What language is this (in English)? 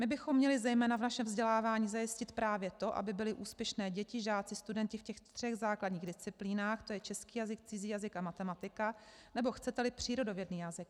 Czech